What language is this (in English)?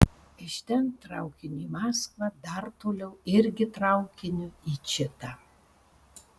Lithuanian